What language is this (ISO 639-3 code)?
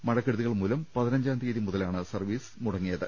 mal